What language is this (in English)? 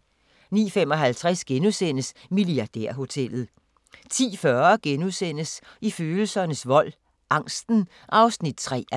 Danish